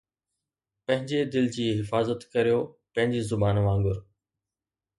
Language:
Sindhi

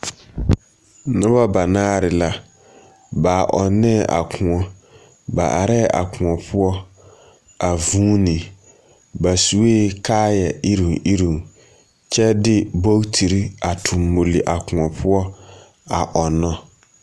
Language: Southern Dagaare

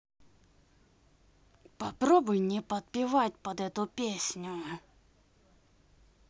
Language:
Russian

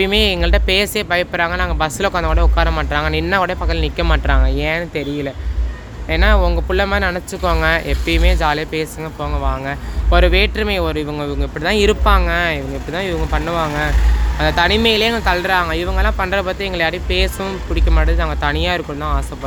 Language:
Tamil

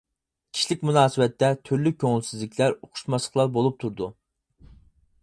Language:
Uyghur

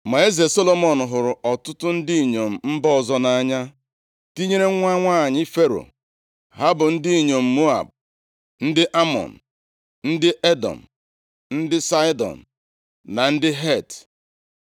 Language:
Igbo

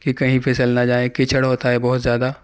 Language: Urdu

